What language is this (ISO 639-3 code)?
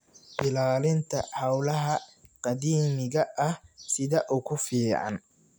som